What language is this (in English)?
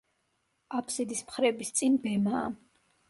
Georgian